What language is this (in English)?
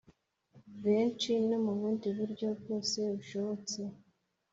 Kinyarwanda